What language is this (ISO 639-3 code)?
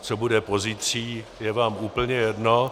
ces